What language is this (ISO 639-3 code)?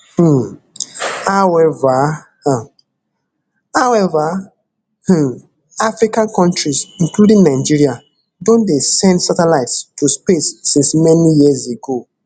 pcm